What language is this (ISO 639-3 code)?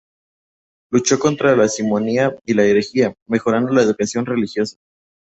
spa